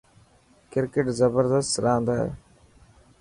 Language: Dhatki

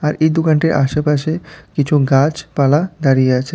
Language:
Bangla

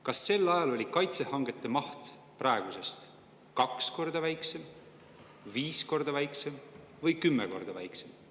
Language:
Estonian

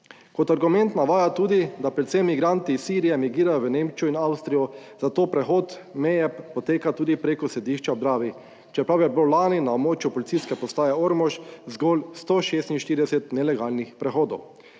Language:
Slovenian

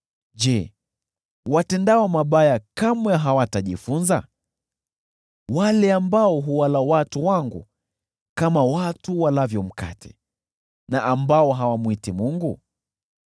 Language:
Swahili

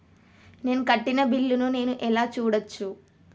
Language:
Telugu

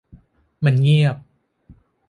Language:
Thai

